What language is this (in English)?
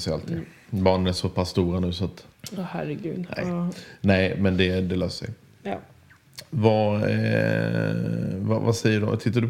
Swedish